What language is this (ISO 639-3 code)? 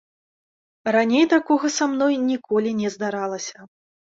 bel